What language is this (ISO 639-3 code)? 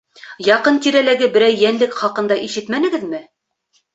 bak